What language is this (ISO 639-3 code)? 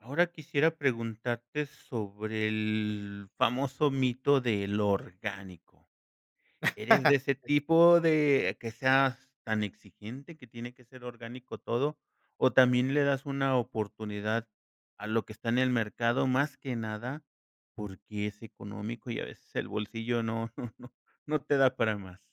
spa